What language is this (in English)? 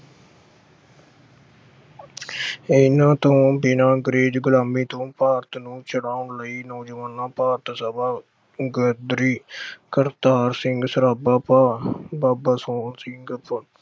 Punjabi